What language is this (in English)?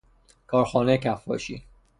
Persian